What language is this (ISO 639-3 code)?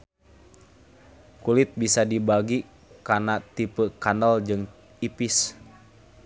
sun